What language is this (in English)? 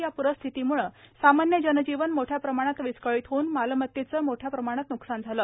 Marathi